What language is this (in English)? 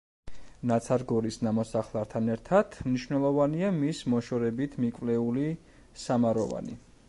Georgian